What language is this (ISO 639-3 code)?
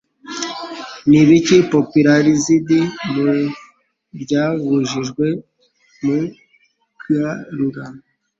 kin